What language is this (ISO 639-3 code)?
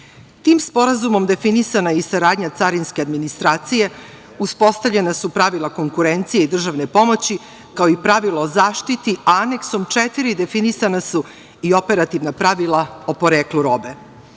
srp